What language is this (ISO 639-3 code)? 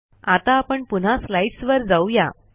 mar